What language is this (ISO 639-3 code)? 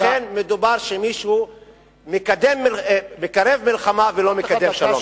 heb